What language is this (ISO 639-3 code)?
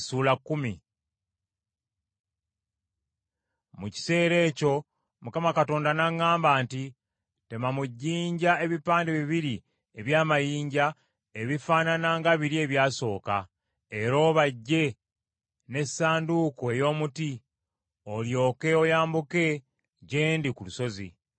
lug